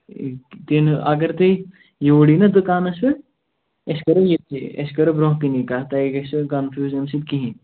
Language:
Kashmiri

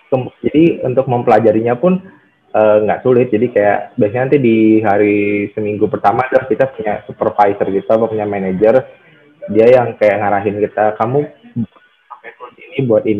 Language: Indonesian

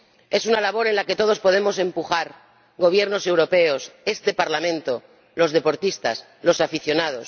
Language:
Spanish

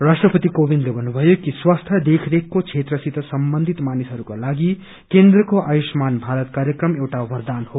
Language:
Nepali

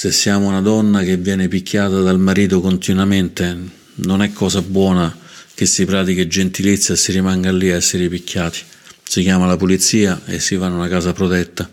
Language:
Italian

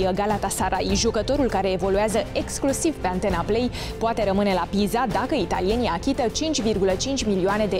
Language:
Romanian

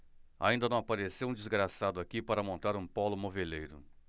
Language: Portuguese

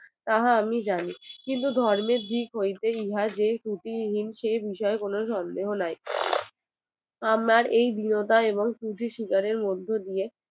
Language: Bangla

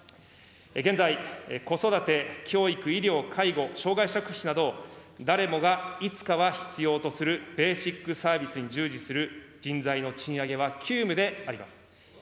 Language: Japanese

